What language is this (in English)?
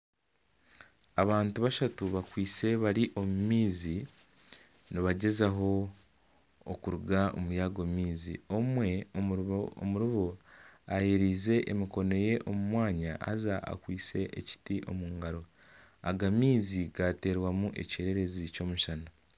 Nyankole